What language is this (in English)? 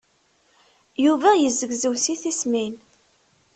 Kabyle